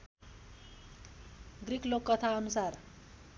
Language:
Nepali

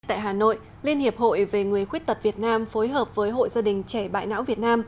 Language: Vietnamese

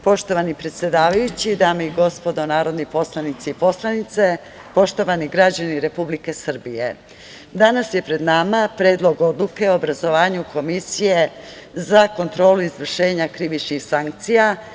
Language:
Serbian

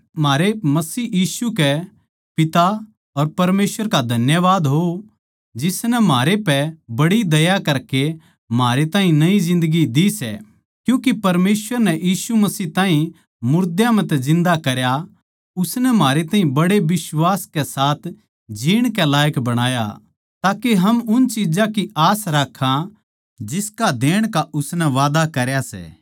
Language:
Haryanvi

